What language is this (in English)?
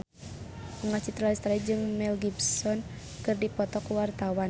Sundanese